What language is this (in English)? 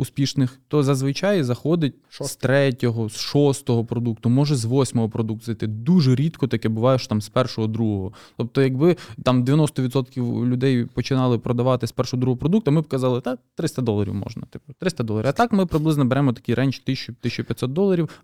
Ukrainian